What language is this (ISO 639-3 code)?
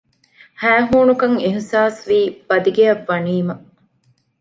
div